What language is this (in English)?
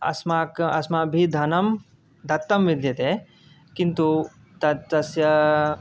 Sanskrit